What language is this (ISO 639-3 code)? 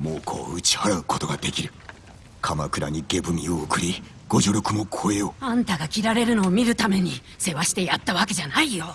jpn